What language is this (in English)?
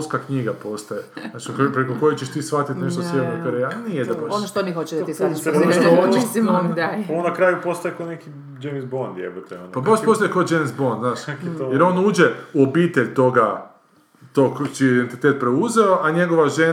Croatian